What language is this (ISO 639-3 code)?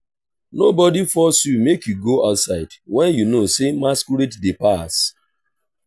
pcm